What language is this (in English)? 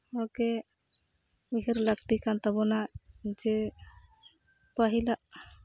Santali